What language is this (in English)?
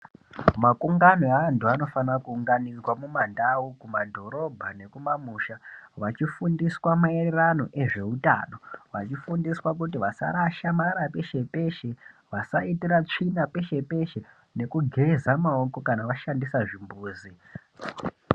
Ndau